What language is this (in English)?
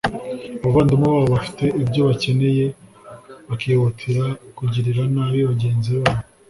Kinyarwanda